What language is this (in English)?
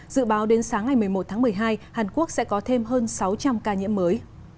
Vietnamese